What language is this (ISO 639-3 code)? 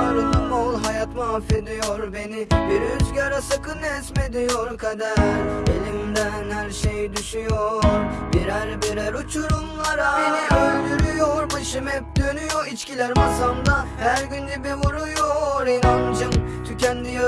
tur